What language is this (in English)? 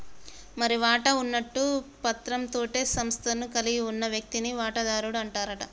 Telugu